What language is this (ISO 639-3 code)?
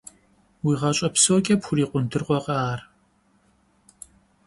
kbd